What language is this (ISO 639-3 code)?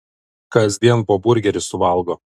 lit